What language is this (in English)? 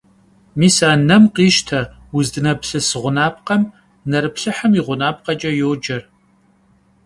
Kabardian